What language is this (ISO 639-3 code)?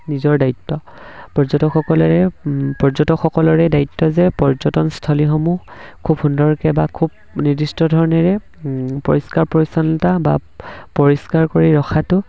asm